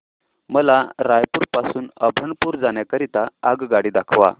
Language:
Marathi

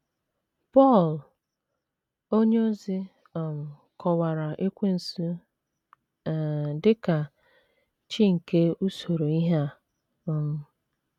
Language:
Igbo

